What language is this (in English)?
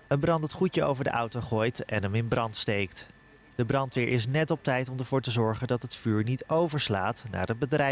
Dutch